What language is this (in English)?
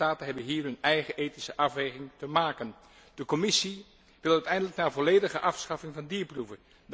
Dutch